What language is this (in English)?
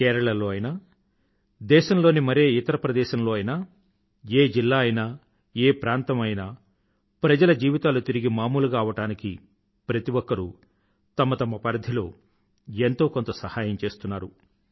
Telugu